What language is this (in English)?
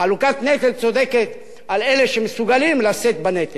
Hebrew